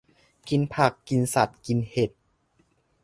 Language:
Thai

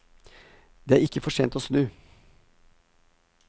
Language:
Norwegian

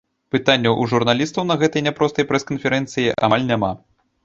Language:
Belarusian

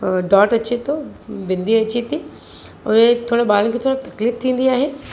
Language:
Sindhi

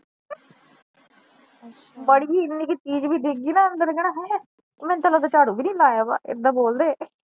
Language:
Punjabi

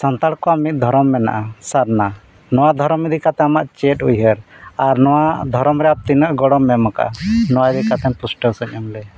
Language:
Santali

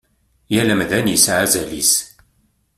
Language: Kabyle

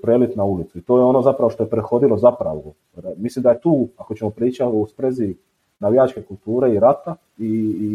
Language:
Croatian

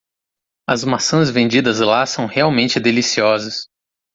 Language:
Portuguese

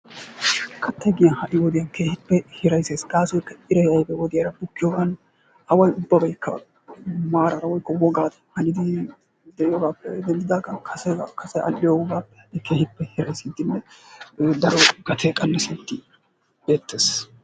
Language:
Wolaytta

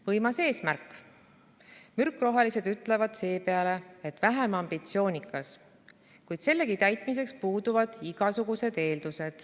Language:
Estonian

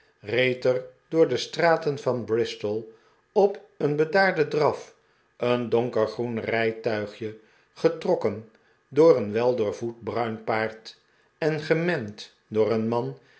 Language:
Dutch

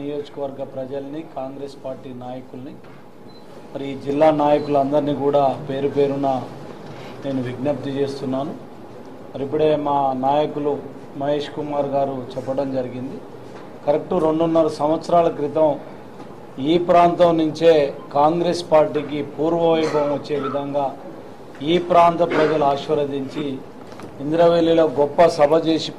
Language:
Telugu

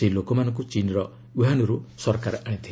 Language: Odia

